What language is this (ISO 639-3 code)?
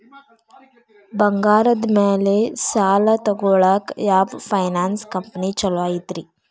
kan